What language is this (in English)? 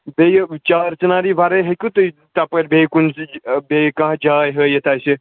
Kashmiri